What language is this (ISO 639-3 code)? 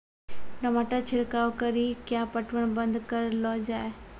mai